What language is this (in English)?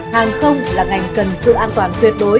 Vietnamese